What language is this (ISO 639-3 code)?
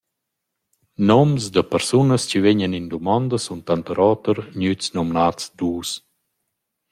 roh